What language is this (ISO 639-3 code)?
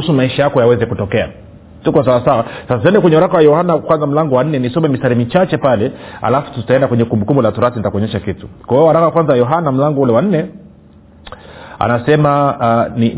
swa